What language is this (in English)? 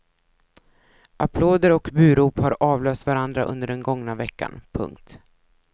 Swedish